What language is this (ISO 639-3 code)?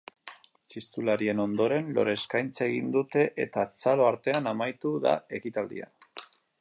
eus